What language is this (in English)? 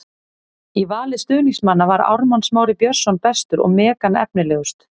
Icelandic